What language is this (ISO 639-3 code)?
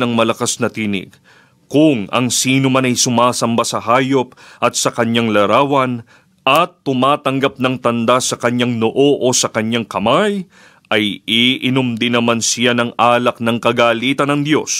fil